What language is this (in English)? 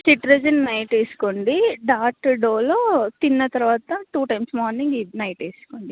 Telugu